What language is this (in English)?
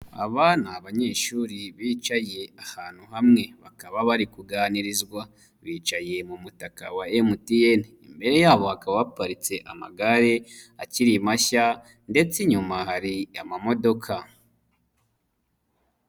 Kinyarwanda